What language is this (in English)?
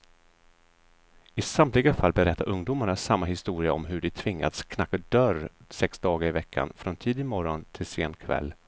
Swedish